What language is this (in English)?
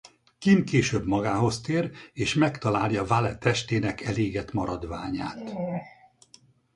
Hungarian